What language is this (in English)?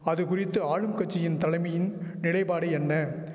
Tamil